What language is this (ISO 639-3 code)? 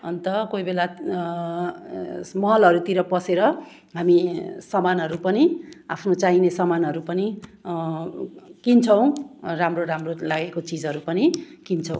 nep